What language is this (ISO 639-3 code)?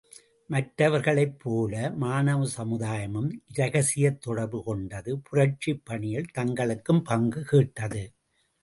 tam